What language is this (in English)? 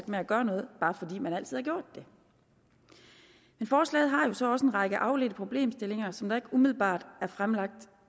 Danish